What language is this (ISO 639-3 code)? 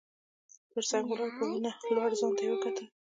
pus